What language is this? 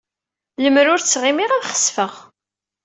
Kabyle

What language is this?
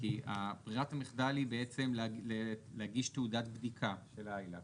Hebrew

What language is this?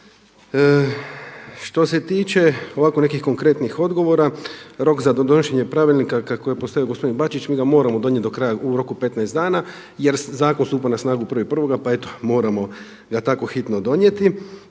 Croatian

